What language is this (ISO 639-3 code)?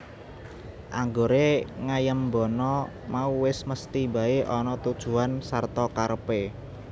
jav